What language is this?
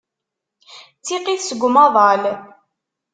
Kabyle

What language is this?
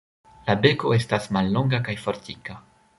Esperanto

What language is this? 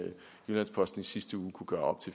Danish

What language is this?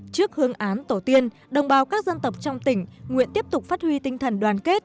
Vietnamese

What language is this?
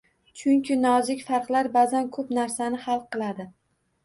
Uzbek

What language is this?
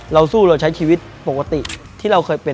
Thai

